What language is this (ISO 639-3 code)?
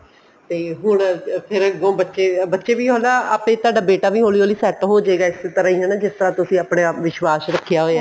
pan